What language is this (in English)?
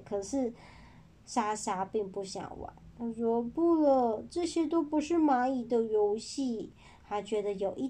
Chinese